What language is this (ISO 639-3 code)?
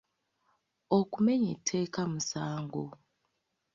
lug